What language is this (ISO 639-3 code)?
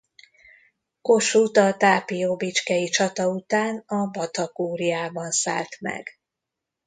hun